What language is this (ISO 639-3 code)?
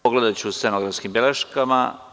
srp